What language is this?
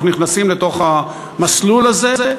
Hebrew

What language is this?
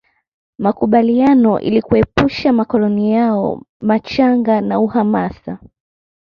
Swahili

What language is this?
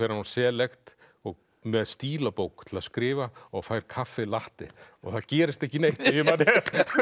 Icelandic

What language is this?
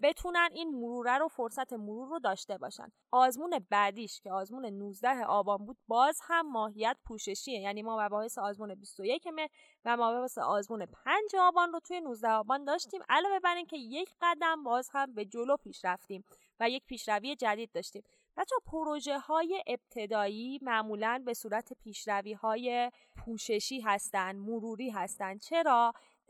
Persian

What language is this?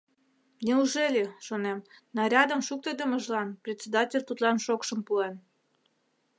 Mari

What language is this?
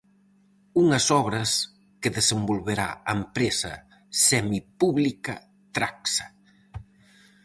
Galician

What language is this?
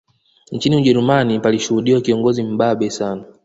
Swahili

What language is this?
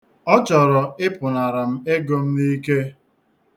Igbo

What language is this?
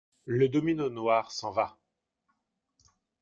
French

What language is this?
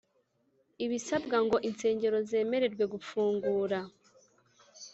Kinyarwanda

